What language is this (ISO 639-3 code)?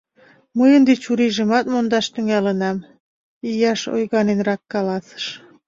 chm